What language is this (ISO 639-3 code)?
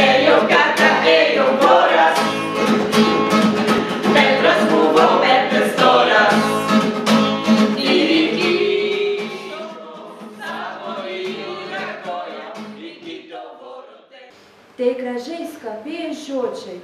lit